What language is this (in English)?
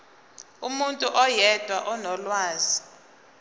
Zulu